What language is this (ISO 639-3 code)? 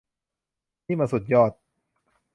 tha